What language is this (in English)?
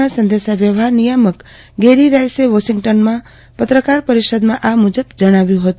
Gujarati